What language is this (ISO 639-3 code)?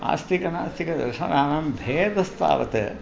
san